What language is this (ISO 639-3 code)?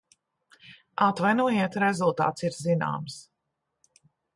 lav